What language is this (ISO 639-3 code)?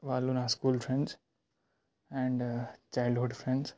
tel